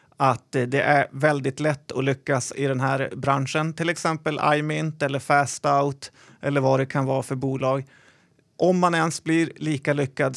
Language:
Swedish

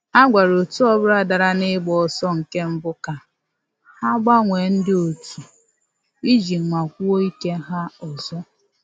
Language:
Igbo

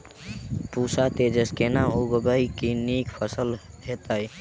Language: Maithili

